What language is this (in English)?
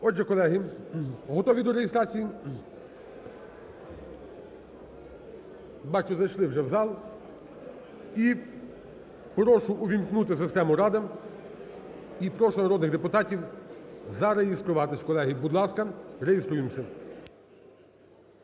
Ukrainian